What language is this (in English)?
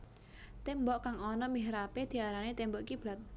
Javanese